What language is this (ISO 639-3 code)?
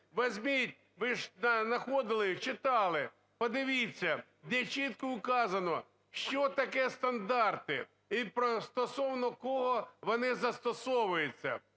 ukr